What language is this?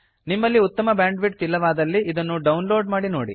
Kannada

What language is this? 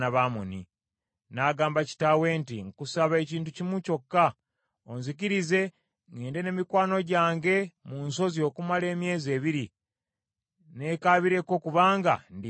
Ganda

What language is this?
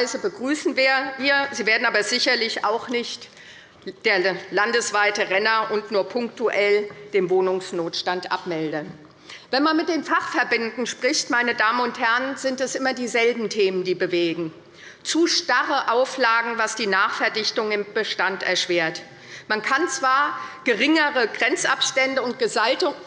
German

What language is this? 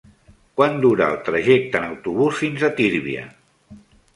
Catalan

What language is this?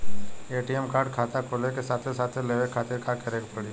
Bhojpuri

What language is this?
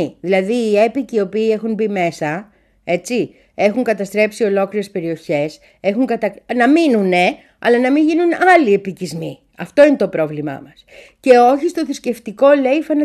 Greek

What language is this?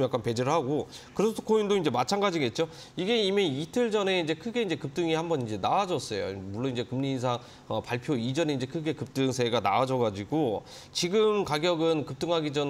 Korean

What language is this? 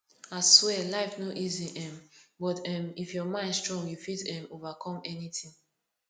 Nigerian Pidgin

